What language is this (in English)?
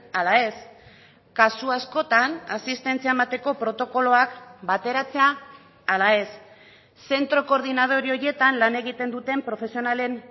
Basque